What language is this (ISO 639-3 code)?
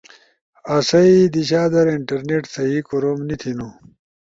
ush